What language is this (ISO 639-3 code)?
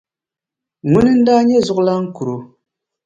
dag